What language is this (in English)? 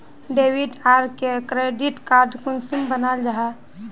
Magahi